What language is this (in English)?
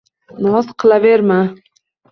Uzbek